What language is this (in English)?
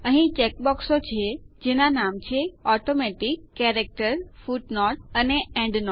Gujarati